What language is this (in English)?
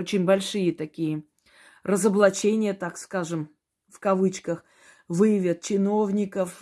Russian